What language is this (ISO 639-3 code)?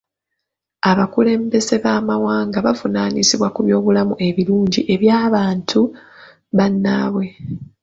lug